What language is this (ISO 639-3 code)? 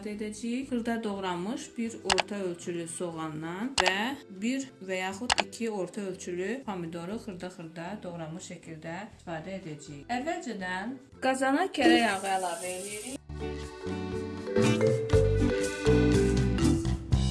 tur